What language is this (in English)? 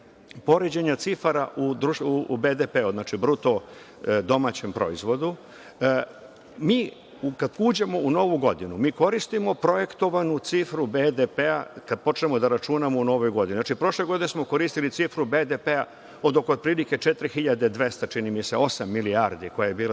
Serbian